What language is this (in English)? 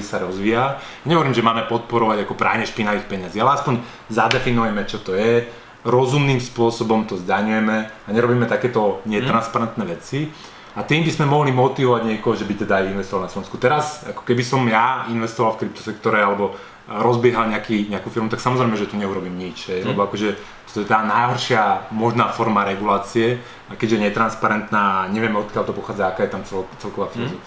Slovak